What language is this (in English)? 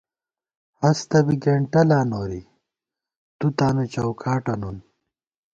Gawar-Bati